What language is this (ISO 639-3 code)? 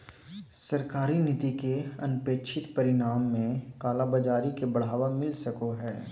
mag